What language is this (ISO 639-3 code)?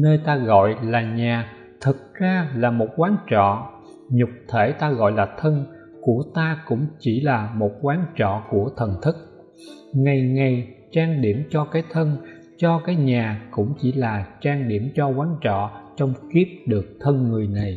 vie